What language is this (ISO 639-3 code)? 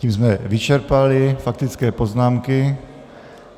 ces